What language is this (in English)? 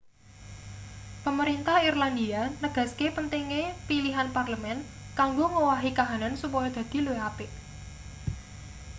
Javanese